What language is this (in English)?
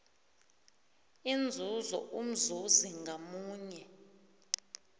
South Ndebele